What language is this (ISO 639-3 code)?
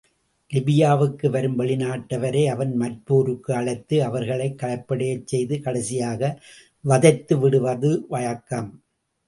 tam